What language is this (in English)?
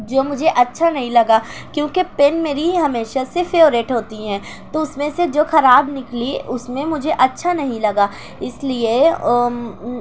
Urdu